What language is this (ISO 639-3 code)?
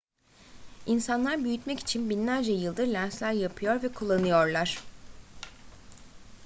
tur